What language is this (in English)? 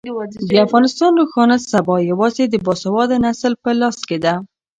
Pashto